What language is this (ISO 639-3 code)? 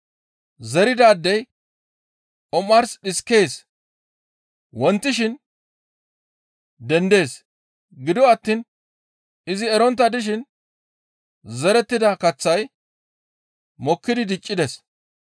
gmv